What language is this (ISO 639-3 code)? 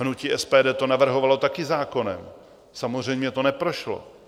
ces